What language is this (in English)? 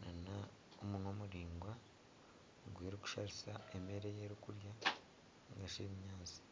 Nyankole